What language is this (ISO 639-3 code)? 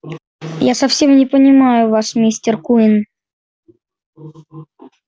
rus